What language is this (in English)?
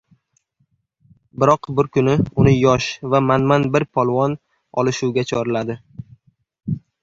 Uzbek